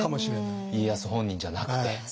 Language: Japanese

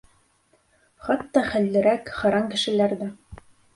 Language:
Bashkir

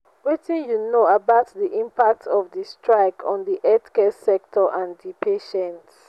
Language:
Nigerian Pidgin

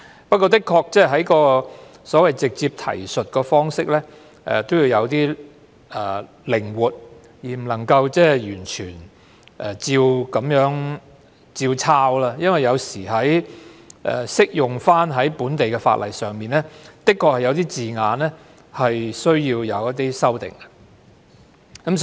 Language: Cantonese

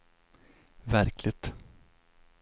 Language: Swedish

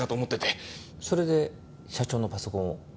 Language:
Japanese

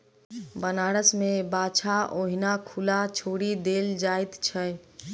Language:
Maithili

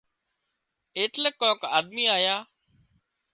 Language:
Wadiyara Koli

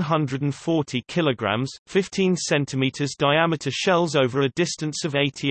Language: English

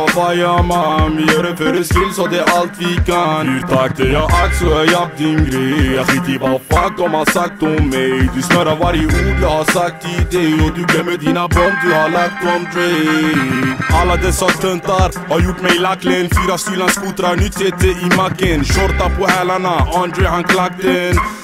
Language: Ukrainian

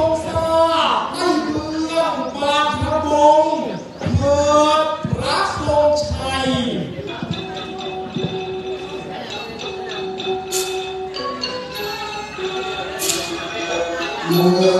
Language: Thai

